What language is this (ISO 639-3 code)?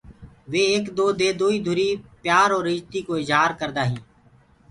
ggg